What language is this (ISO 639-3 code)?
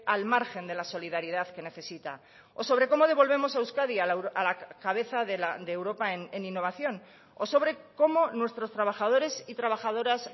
spa